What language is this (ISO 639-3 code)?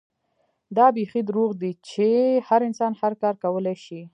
pus